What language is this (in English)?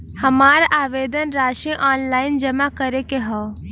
Bhojpuri